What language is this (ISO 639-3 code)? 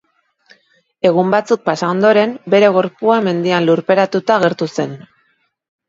eus